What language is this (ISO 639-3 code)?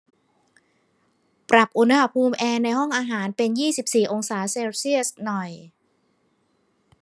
tha